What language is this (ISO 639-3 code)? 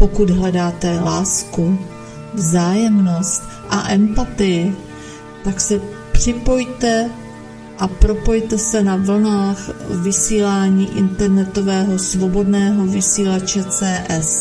ces